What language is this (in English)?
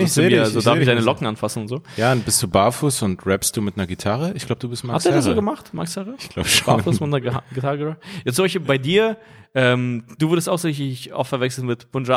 German